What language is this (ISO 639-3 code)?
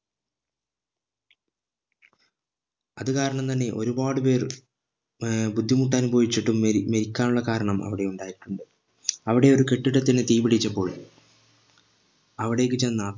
mal